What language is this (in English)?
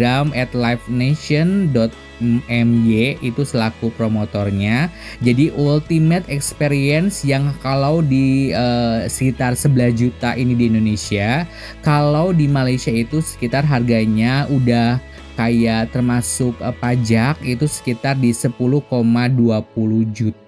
Indonesian